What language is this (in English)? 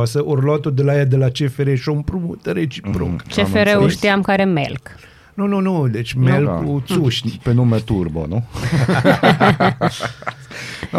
Romanian